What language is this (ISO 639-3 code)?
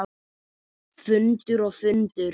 isl